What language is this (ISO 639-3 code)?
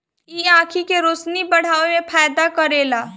bho